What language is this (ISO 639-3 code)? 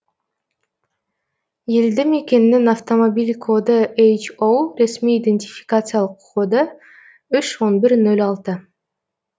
kaz